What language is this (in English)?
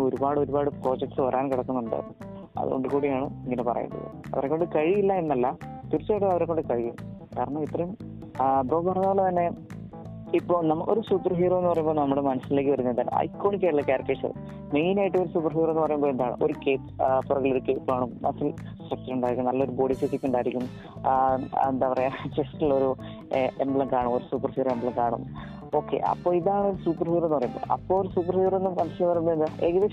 Malayalam